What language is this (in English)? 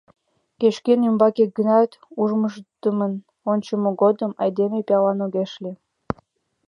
Mari